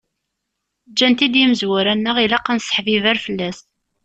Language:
Kabyle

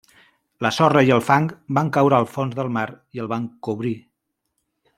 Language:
Catalan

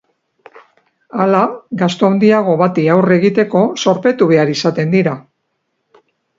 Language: Basque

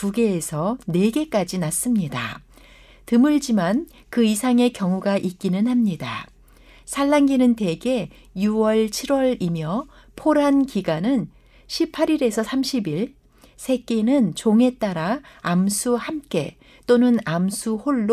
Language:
Korean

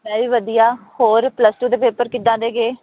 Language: Punjabi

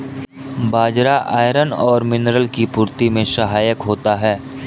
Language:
Hindi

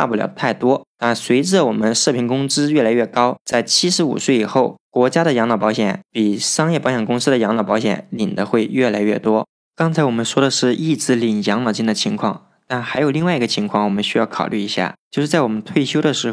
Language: Chinese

